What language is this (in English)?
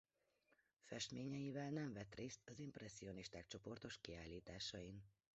Hungarian